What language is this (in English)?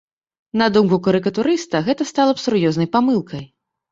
Belarusian